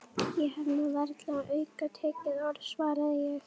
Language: Icelandic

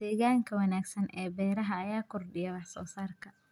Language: Somali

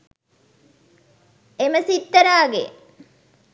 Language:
Sinhala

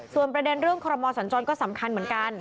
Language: Thai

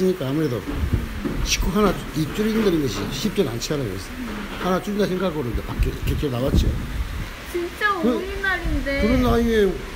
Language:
Korean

